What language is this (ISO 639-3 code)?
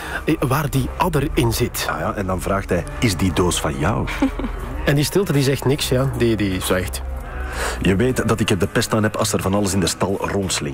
nld